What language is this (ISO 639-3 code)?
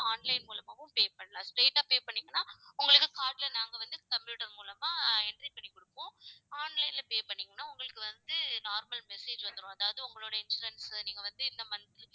tam